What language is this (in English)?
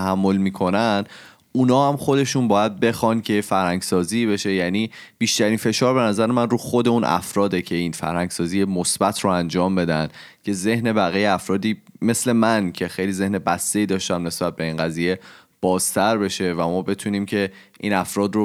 Persian